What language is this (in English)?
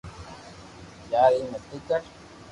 Loarki